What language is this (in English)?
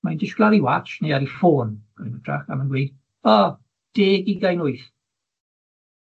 Welsh